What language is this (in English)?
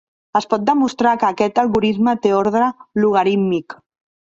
Catalan